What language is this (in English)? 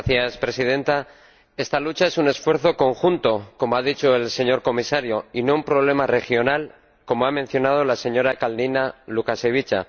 Spanish